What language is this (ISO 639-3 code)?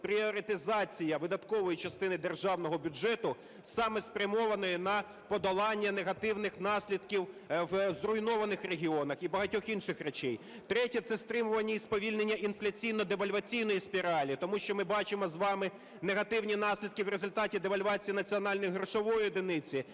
ukr